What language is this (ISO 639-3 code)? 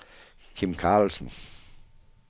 dan